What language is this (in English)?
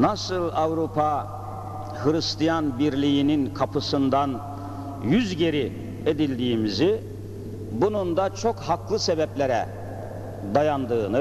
Turkish